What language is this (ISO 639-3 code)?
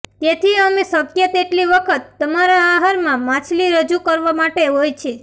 guj